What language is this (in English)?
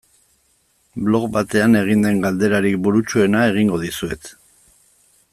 Basque